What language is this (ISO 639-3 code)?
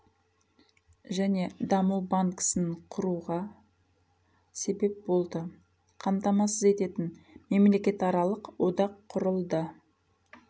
kaz